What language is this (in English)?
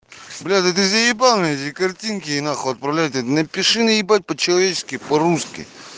Russian